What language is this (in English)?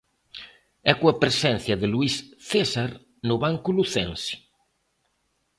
Galician